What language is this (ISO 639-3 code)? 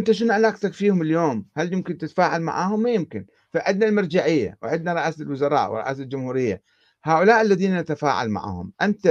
ara